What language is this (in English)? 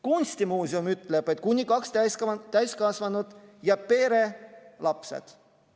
Estonian